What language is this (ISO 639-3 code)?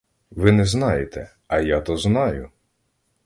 ukr